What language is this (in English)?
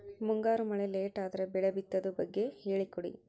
Kannada